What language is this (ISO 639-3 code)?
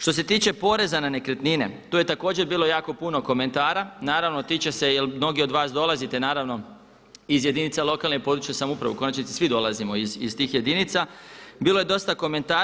hrv